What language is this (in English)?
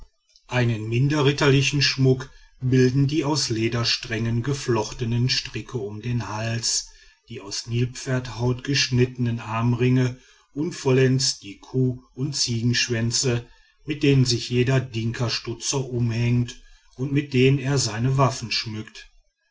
German